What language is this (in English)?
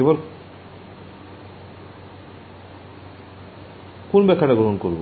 Bangla